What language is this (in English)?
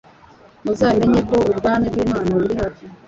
Kinyarwanda